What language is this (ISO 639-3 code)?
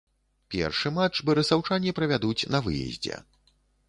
bel